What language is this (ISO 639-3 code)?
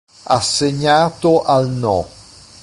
ita